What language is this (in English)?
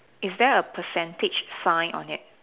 English